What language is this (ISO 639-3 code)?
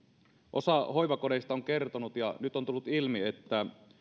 fin